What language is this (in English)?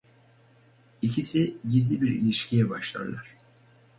Turkish